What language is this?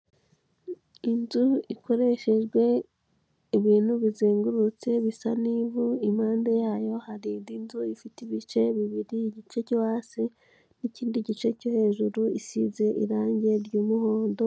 Kinyarwanda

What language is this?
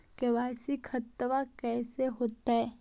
Magahi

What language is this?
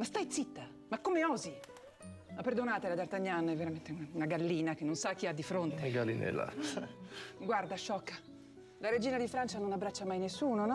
Italian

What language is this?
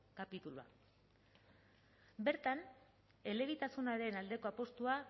Basque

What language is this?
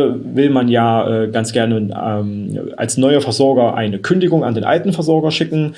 German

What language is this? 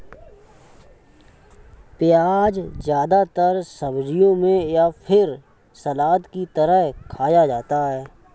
Hindi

